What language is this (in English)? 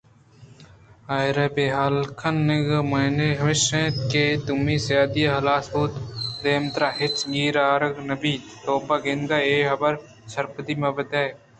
Eastern Balochi